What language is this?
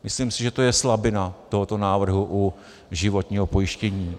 Czech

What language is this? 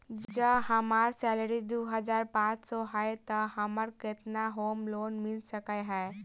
Maithili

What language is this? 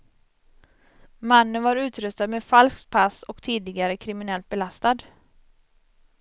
Swedish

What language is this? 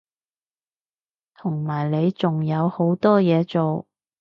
Cantonese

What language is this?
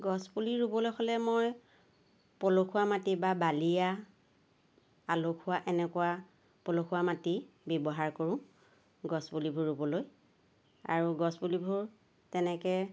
Assamese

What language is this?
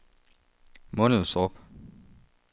Danish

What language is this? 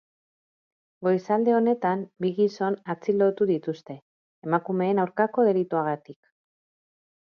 Basque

